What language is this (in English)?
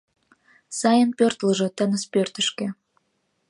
Mari